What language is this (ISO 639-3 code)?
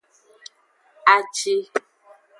ajg